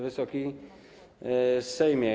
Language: Polish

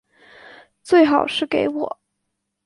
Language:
Chinese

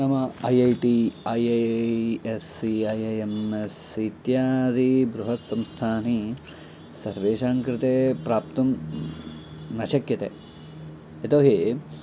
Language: Sanskrit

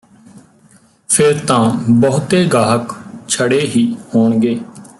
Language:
Punjabi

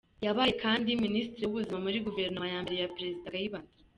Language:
Kinyarwanda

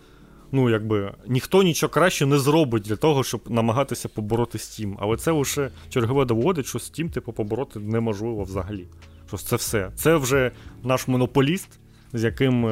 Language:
Ukrainian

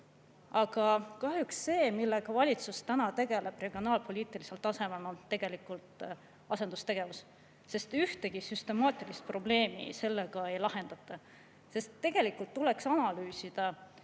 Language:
Estonian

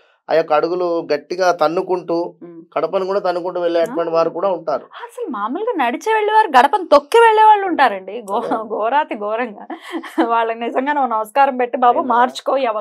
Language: Telugu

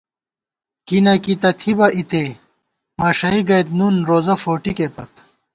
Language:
Gawar-Bati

